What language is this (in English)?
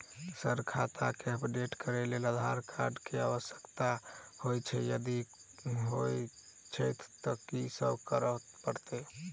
Maithili